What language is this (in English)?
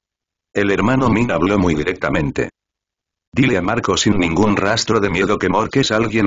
Spanish